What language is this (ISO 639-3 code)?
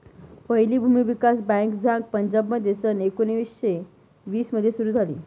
mar